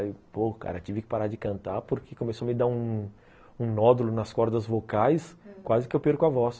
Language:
Portuguese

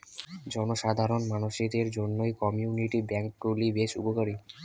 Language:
Bangla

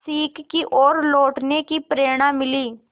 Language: Hindi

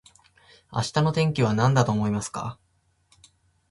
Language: Japanese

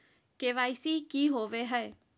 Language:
Magahi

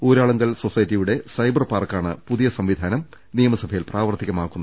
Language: Malayalam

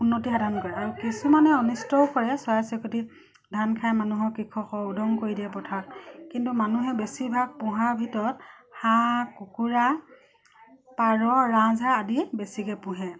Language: Assamese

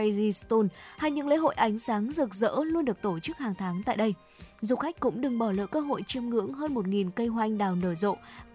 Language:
Vietnamese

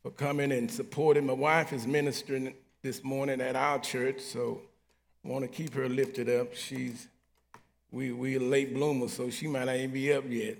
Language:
English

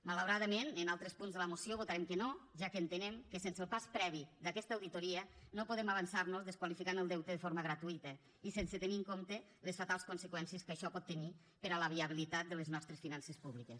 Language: Catalan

